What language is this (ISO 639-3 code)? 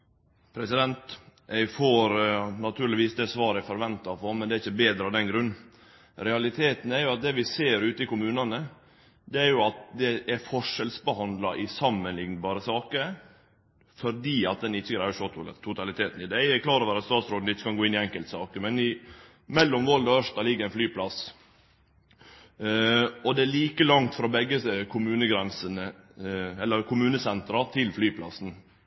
nno